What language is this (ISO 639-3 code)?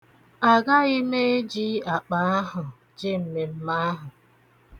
ibo